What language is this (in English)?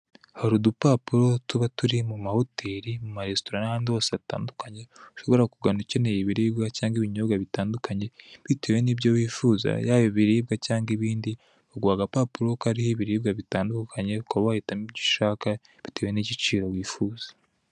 Kinyarwanda